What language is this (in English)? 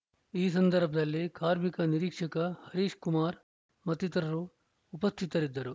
Kannada